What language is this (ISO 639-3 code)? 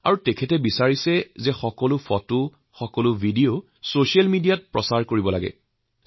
asm